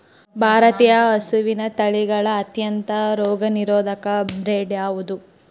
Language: Kannada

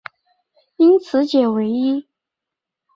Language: Chinese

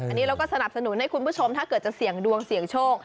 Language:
Thai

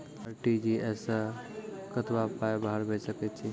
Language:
Maithili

